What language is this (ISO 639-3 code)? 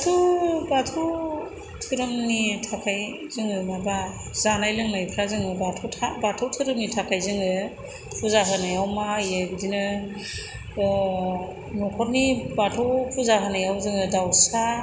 brx